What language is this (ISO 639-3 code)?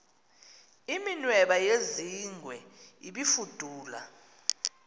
xho